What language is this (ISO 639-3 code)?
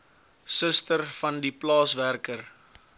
afr